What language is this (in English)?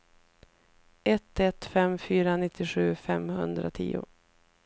Swedish